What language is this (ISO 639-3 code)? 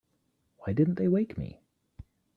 eng